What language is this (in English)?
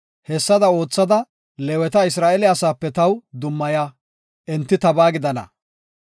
Gofa